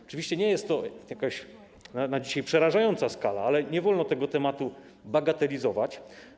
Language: Polish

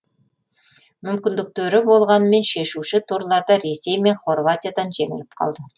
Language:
Kazakh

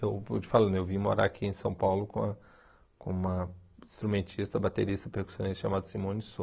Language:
Portuguese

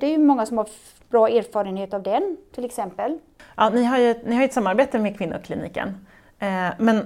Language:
Swedish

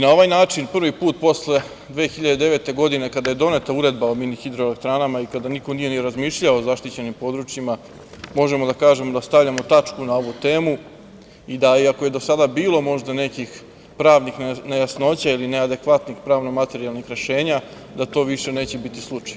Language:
Serbian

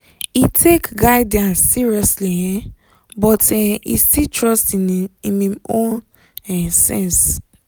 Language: Nigerian Pidgin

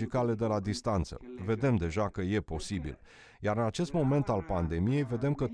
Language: Romanian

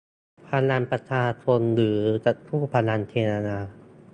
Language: Thai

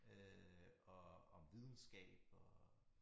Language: Danish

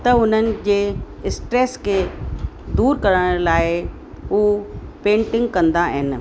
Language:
Sindhi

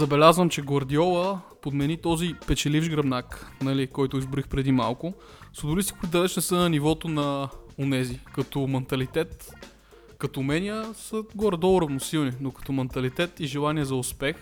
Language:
Bulgarian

